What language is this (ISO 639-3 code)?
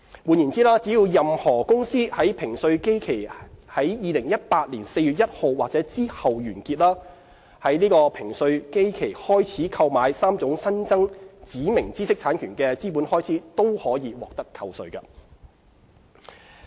yue